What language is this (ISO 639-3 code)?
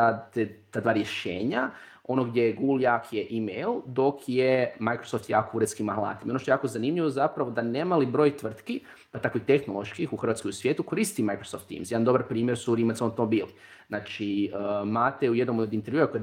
hrv